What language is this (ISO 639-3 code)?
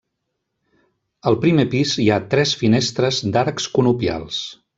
cat